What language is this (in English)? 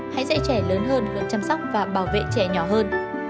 Vietnamese